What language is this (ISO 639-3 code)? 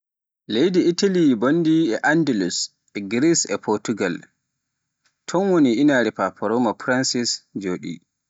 fuf